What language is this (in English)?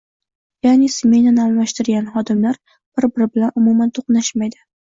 Uzbek